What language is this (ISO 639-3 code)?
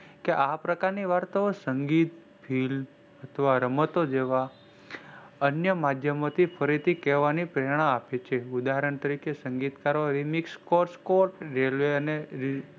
guj